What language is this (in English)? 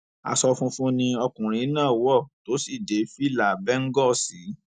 Yoruba